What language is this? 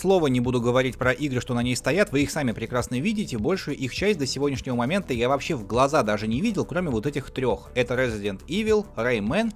Russian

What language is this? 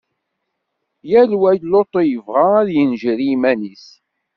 Kabyle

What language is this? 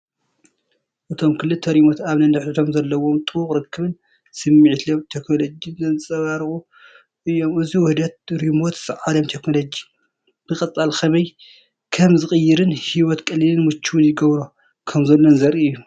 Tigrinya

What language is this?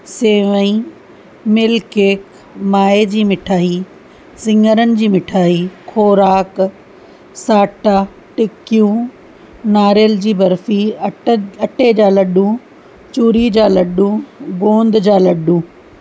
Sindhi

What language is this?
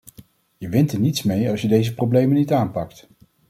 Dutch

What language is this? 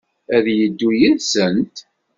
Kabyle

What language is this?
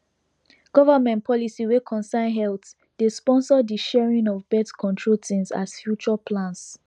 Nigerian Pidgin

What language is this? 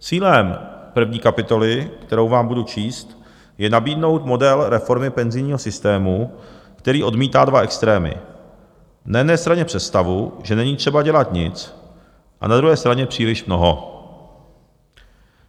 Czech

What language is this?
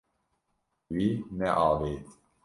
Kurdish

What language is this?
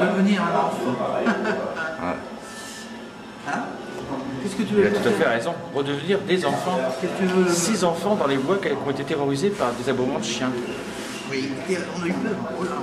French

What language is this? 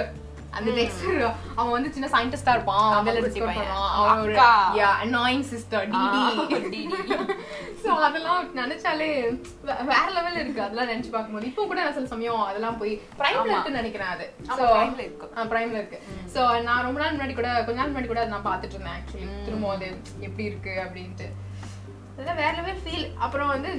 Tamil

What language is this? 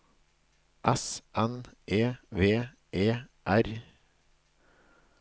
Norwegian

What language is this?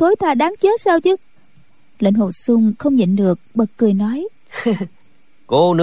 Vietnamese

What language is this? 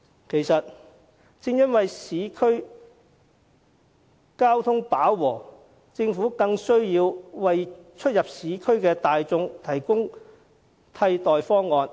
Cantonese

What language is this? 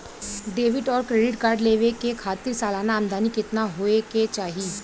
Bhojpuri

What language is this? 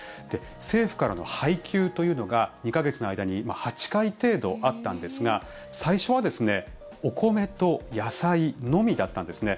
Japanese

